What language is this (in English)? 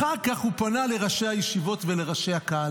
Hebrew